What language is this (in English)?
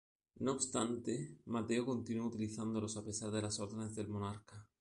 Spanish